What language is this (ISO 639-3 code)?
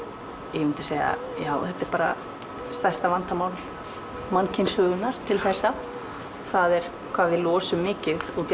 isl